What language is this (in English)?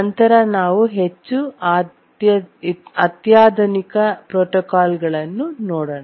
Kannada